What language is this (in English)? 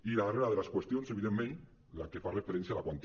Catalan